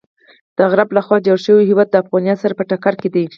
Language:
Pashto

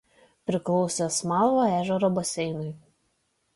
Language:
Lithuanian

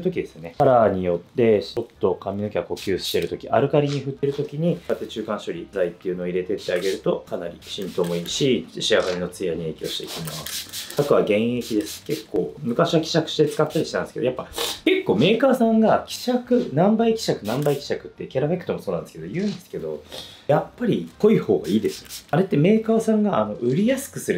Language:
Japanese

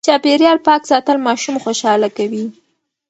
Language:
Pashto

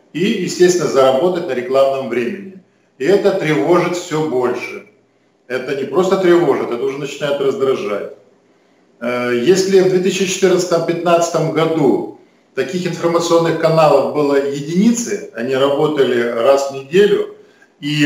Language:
Russian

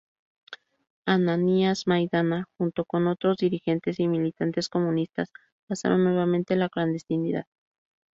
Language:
Spanish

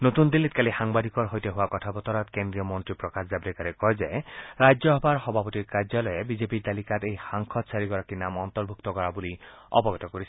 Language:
Assamese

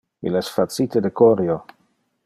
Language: Interlingua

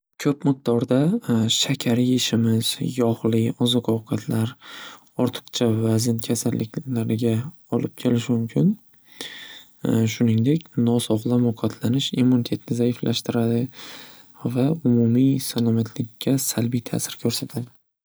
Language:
Uzbek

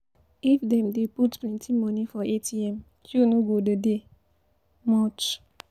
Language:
Nigerian Pidgin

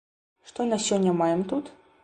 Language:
Belarusian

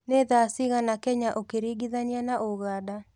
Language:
Kikuyu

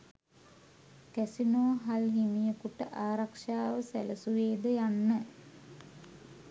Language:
Sinhala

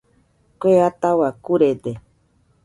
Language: Nüpode Huitoto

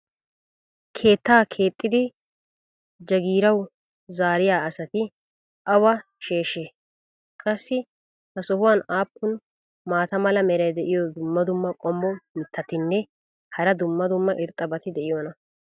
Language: Wolaytta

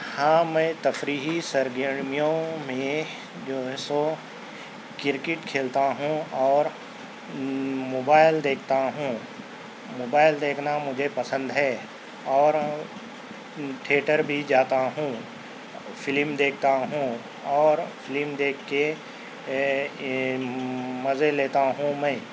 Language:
Urdu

